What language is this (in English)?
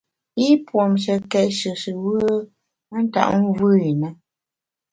Bamun